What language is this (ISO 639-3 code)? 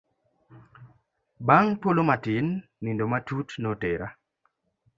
luo